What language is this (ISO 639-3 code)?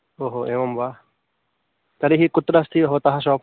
san